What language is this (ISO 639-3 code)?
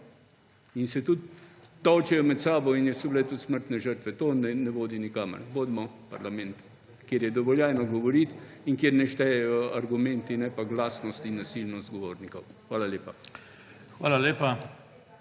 slv